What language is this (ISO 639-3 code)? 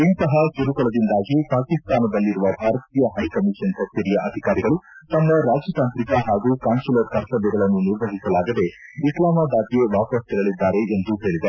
kan